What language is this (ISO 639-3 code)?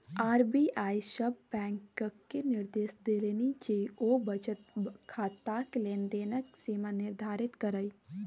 mai